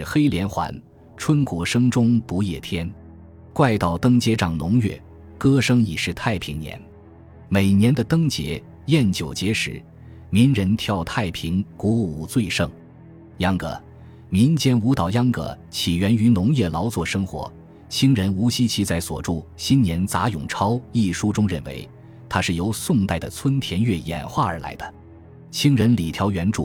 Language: Chinese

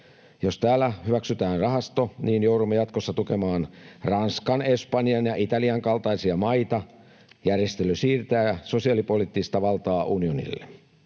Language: Finnish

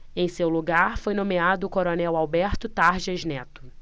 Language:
Portuguese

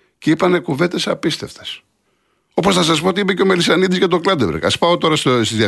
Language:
Greek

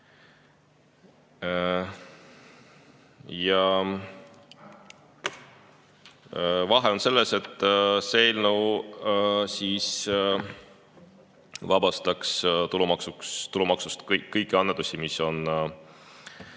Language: Estonian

